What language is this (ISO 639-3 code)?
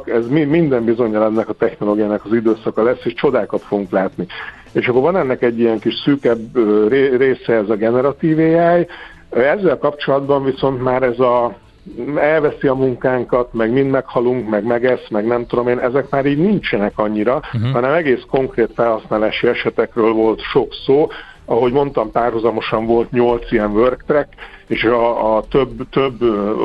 hun